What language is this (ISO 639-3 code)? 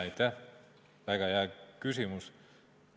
est